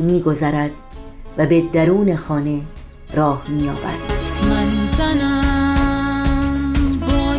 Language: Persian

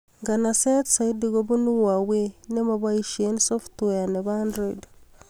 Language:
Kalenjin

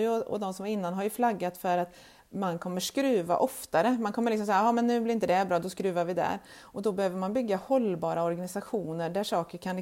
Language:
Swedish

